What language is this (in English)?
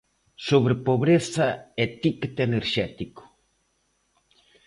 Galician